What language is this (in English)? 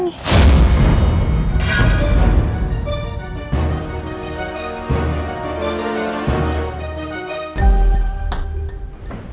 Indonesian